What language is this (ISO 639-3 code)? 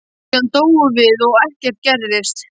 isl